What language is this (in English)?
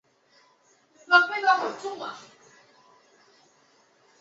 Chinese